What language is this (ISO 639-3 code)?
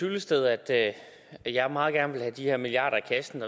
dan